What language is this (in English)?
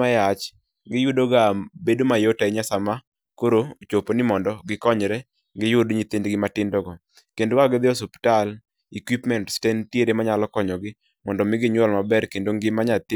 Luo (Kenya and Tanzania)